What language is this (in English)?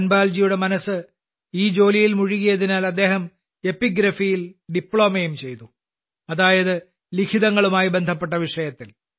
Malayalam